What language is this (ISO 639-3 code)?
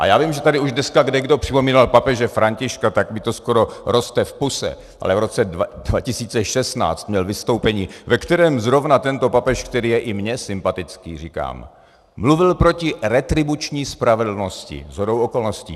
ces